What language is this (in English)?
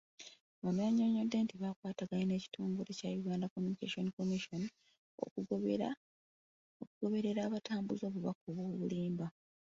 Ganda